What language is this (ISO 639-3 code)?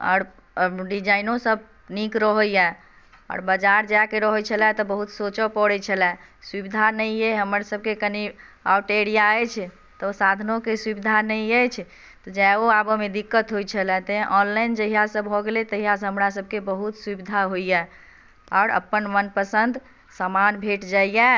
mai